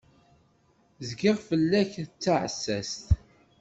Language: Kabyle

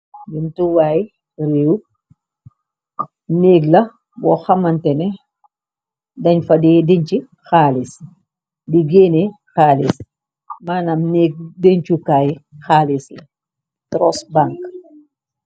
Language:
Wolof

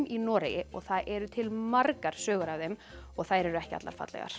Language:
Icelandic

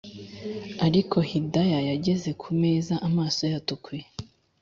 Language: Kinyarwanda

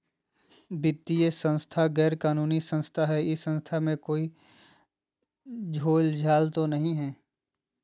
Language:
Magahi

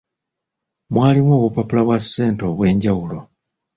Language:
Ganda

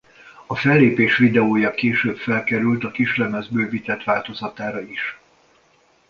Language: Hungarian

